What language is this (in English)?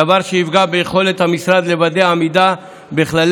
Hebrew